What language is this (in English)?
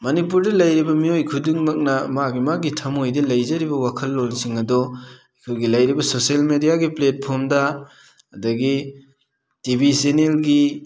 Manipuri